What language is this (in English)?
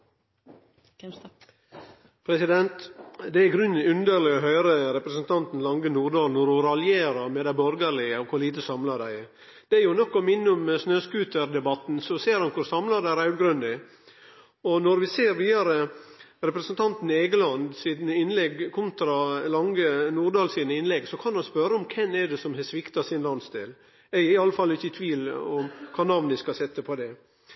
Norwegian Nynorsk